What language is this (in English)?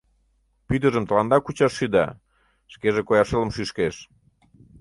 Mari